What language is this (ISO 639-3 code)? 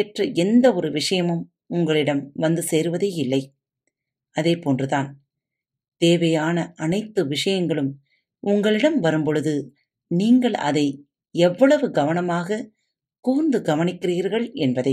tam